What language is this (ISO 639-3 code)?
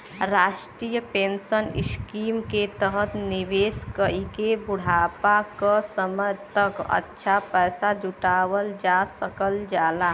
bho